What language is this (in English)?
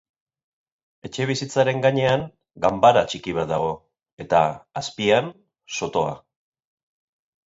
Basque